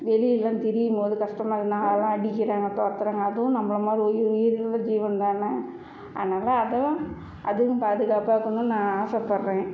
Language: Tamil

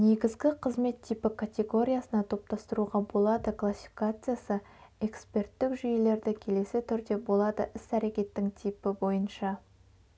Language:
Kazakh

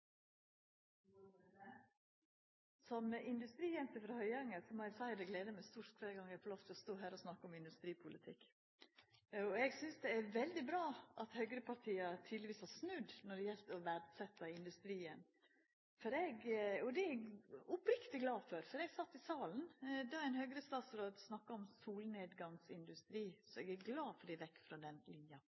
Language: Norwegian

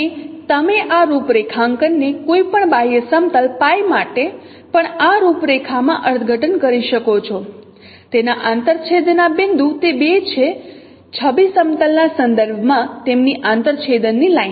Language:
Gujarati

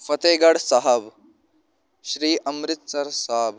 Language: Punjabi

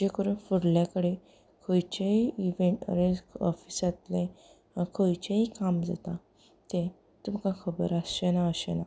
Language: Konkani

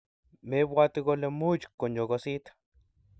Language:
Kalenjin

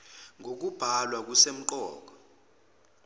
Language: Zulu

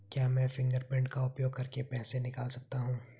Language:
Hindi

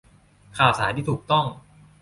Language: Thai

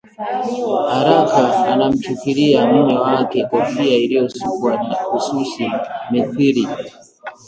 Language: Swahili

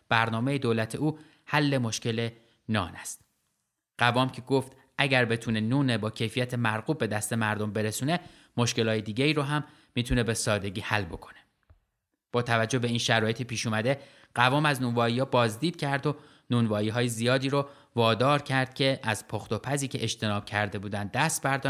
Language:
Persian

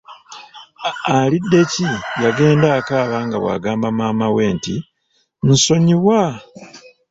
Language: Ganda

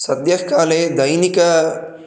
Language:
Sanskrit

